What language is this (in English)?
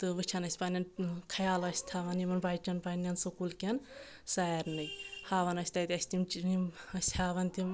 Kashmiri